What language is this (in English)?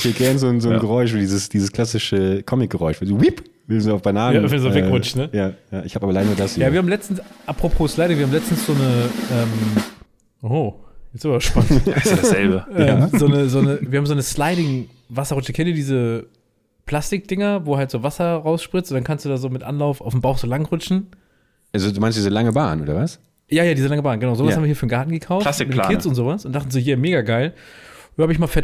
German